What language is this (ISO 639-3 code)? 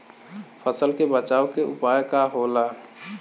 bho